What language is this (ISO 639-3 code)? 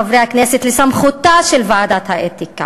heb